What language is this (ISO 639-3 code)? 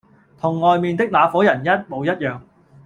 yue